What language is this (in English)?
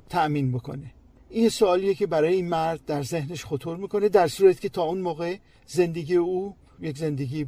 Persian